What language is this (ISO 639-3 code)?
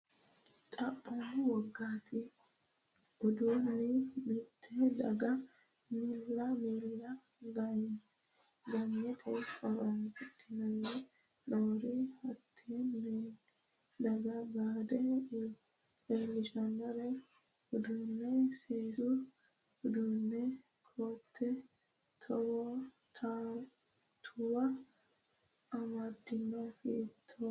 sid